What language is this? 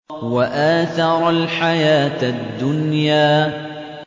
Arabic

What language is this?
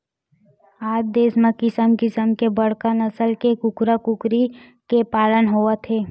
Chhattisgarhi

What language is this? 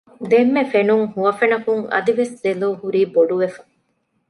Divehi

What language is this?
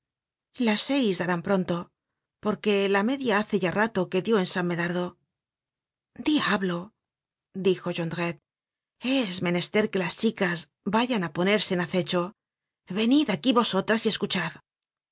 Spanish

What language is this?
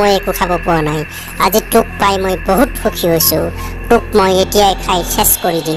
Turkish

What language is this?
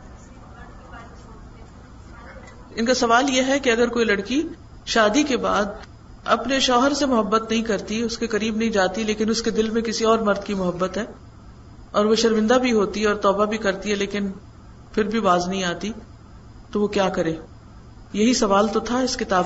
Urdu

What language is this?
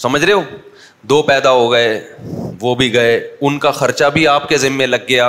Urdu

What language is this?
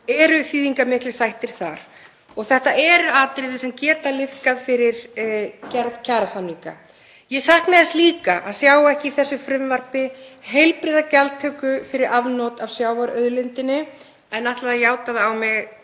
Icelandic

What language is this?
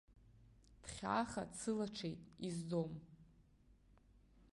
Abkhazian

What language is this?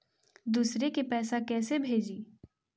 Magahi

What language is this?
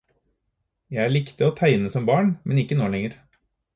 Norwegian Bokmål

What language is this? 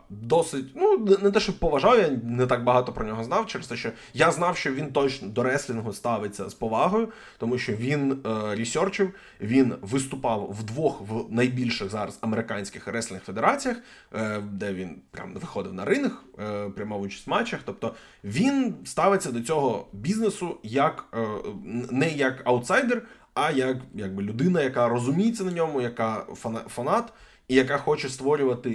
Ukrainian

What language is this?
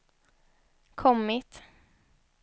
Swedish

